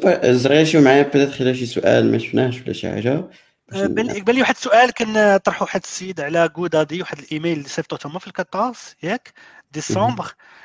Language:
Arabic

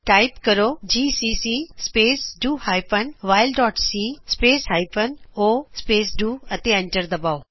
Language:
Punjabi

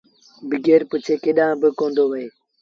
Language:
Sindhi Bhil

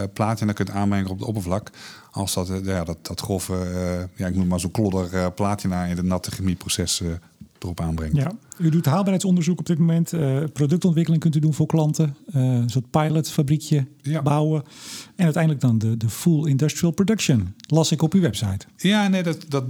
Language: Dutch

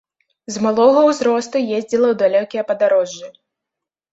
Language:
Belarusian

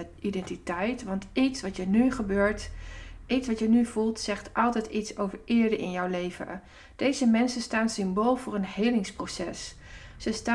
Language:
Dutch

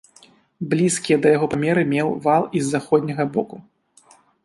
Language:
Belarusian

